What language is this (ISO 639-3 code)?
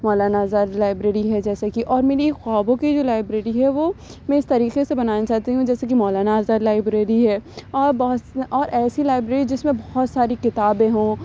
urd